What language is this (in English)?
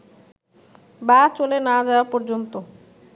Bangla